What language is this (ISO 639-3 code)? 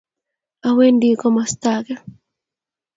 kln